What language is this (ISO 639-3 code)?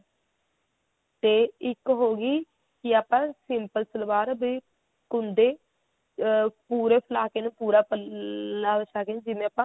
pan